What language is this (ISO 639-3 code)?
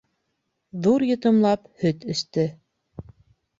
bak